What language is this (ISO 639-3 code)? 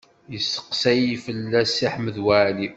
kab